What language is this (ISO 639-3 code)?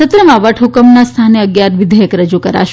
guj